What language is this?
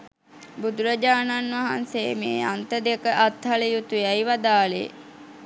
Sinhala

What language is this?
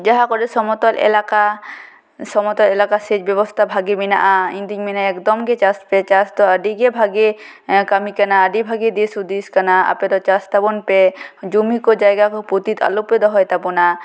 Santali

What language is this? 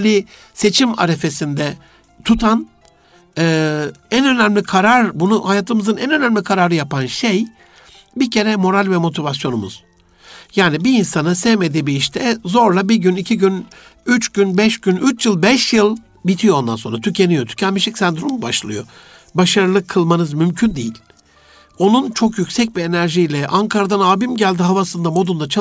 Turkish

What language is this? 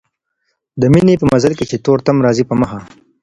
Pashto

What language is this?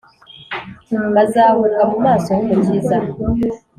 Kinyarwanda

